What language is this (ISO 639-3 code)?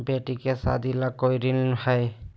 mag